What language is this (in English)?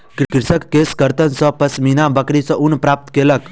Maithili